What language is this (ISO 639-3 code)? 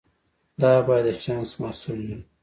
pus